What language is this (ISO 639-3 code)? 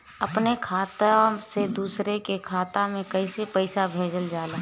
bho